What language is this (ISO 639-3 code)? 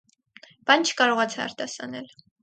hye